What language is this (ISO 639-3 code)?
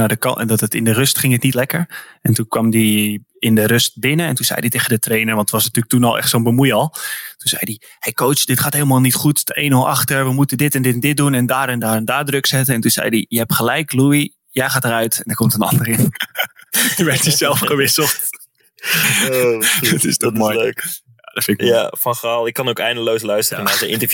nld